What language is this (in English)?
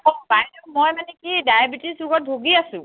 Assamese